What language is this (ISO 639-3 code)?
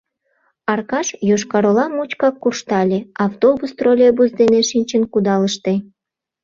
chm